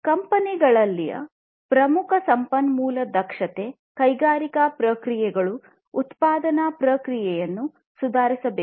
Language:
Kannada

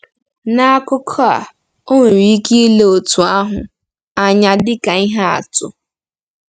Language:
Igbo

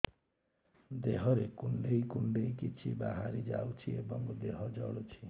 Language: Odia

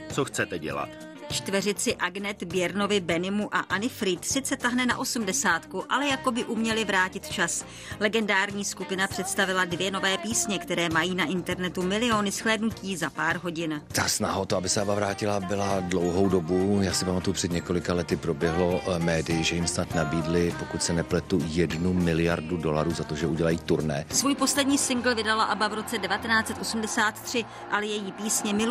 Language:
Czech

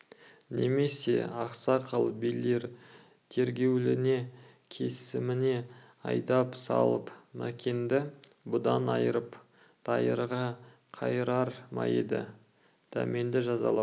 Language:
Kazakh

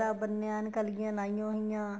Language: Punjabi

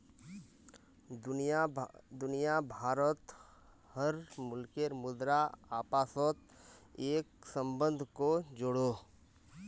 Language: Magahi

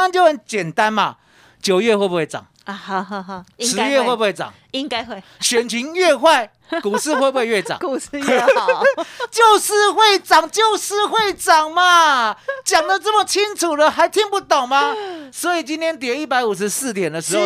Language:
Chinese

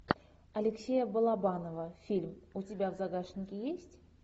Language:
Russian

